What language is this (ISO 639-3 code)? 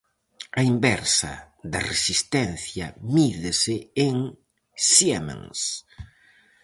glg